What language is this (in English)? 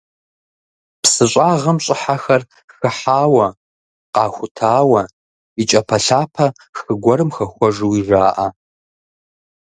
Kabardian